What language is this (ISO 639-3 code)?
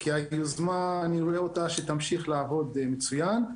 heb